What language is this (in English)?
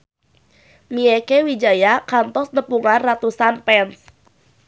Sundanese